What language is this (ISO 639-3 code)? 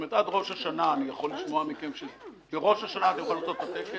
heb